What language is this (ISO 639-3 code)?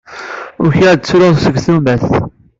kab